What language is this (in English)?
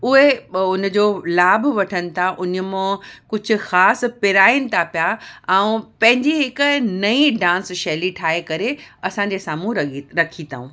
Sindhi